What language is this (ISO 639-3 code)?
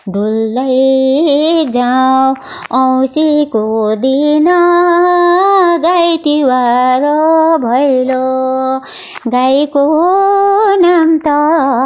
nep